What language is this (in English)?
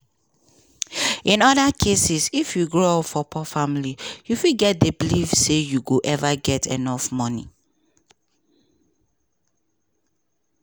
Nigerian Pidgin